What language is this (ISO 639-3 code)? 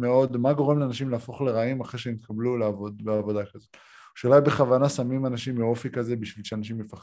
heb